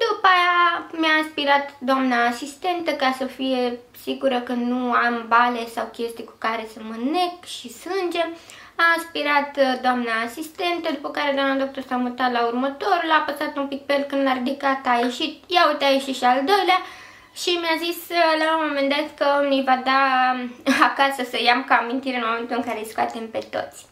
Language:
Romanian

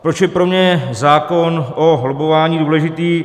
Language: Czech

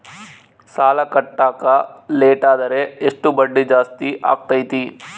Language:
Kannada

